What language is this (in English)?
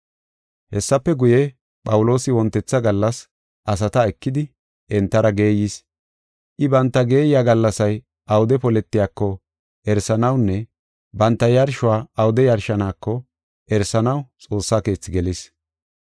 Gofa